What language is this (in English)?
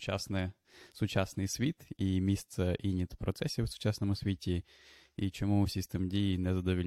Ukrainian